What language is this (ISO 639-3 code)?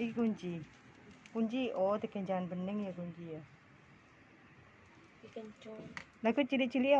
ind